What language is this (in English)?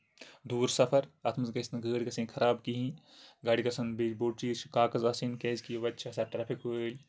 Kashmiri